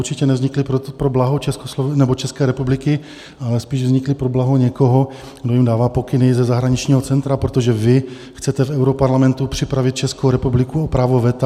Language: Czech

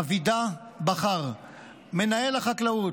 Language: Hebrew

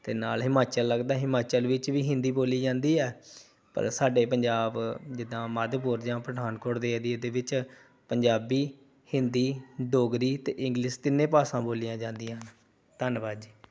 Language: Punjabi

